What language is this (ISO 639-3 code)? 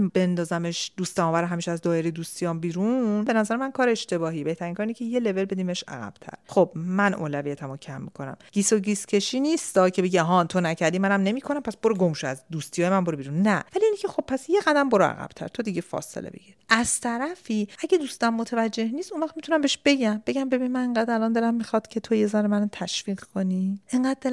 fas